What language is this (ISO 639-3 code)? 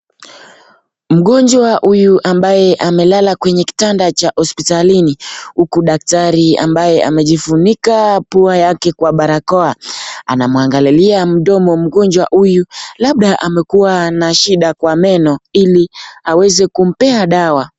swa